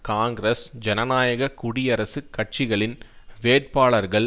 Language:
Tamil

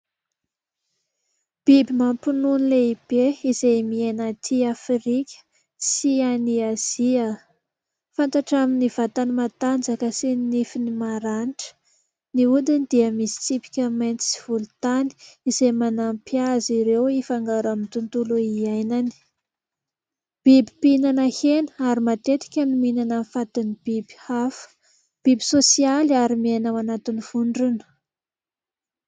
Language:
Malagasy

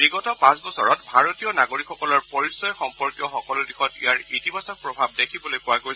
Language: Assamese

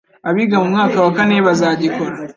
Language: Kinyarwanda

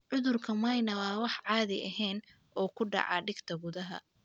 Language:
Somali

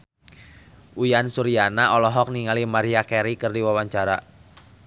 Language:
Sundanese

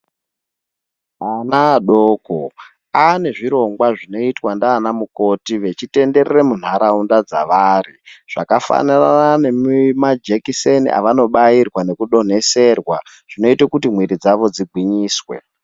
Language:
Ndau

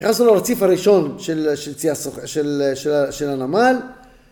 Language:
Hebrew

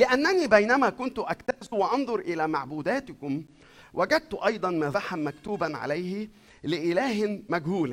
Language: Arabic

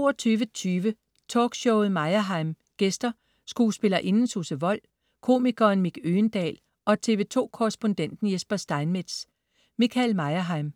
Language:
Danish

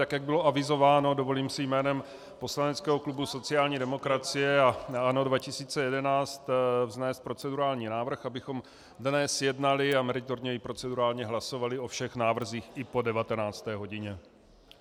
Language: Czech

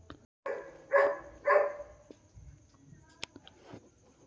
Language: Magahi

